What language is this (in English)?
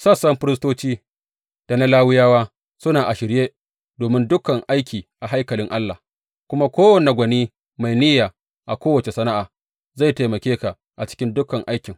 Hausa